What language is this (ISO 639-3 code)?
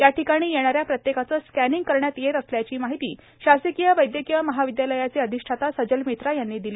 mar